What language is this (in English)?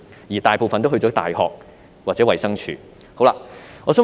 Cantonese